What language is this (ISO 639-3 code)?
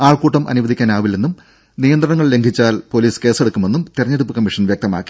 mal